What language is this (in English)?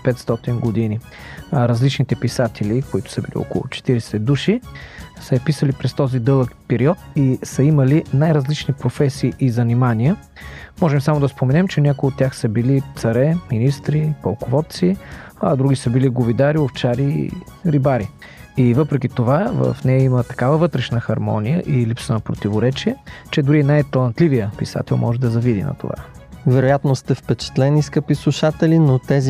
Bulgarian